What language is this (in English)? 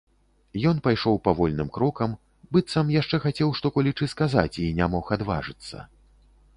Belarusian